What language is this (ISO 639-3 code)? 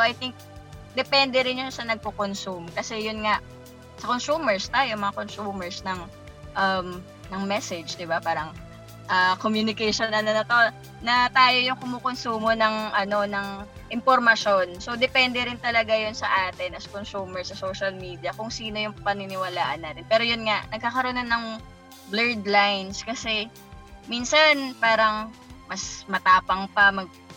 fil